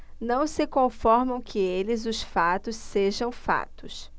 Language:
Portuguese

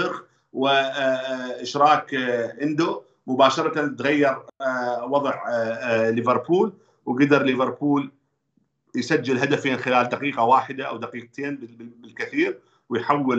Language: Arabic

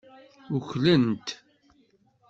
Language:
Kabyle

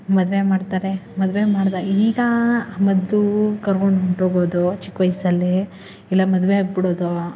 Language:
Kannada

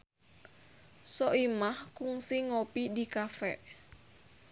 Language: Sundanese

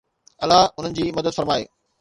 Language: Sindhi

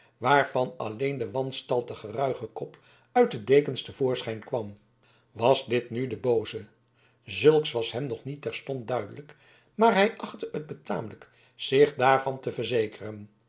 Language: Dutch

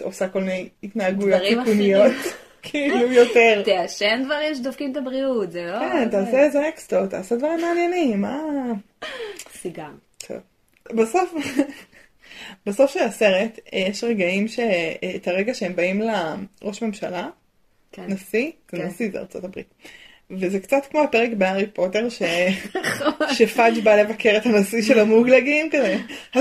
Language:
Hebrew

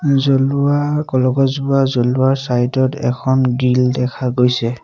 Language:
Assamese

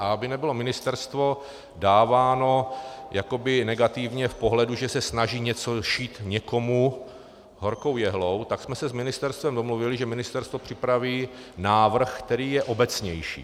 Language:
Czech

